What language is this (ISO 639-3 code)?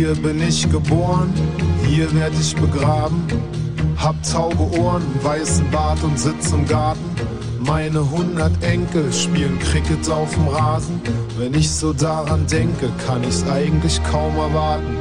nld